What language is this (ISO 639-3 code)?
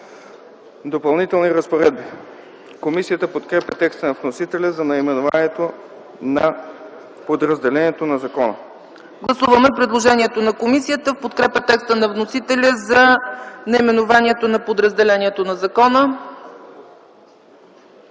bul